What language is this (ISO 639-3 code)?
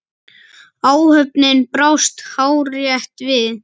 isl